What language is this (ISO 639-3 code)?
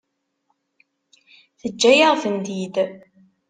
kab